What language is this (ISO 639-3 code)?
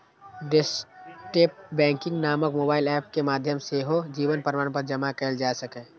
mai